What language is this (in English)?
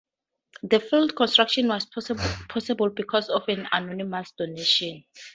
English